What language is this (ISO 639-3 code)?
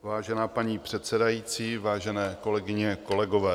ces